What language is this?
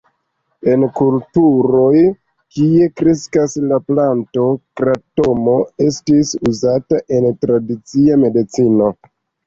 Esperanto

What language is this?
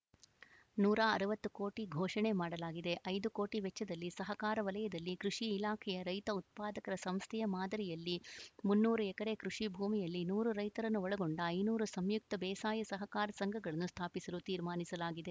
Kannada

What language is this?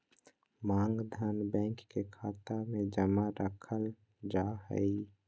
Magahi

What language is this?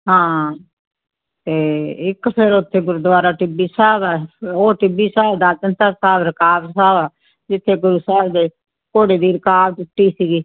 Punjabi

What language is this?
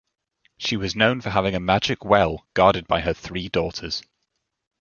English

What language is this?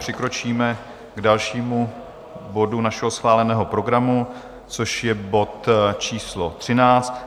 Czech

